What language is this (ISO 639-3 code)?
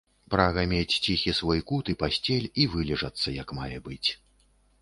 bel